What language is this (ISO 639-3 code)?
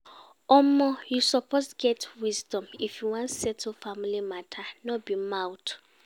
pcm